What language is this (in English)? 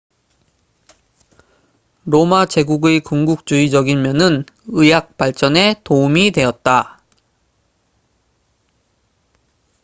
Korean